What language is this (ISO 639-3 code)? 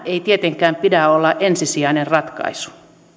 fin